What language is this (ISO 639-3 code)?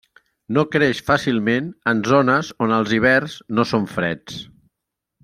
cat